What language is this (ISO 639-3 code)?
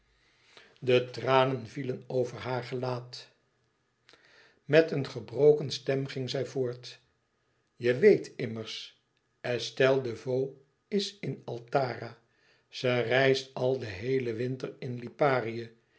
nld